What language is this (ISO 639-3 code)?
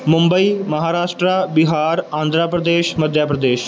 pan